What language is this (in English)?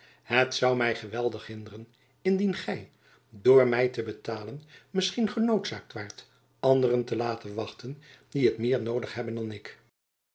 Dutch